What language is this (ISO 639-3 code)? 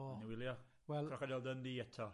cym